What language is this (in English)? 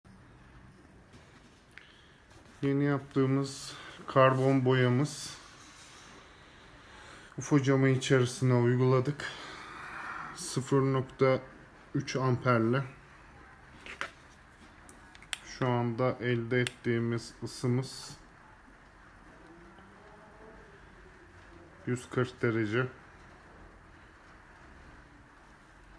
Turkish